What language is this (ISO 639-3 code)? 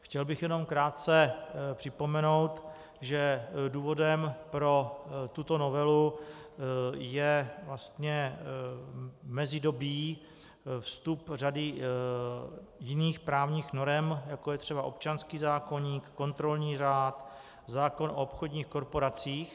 ces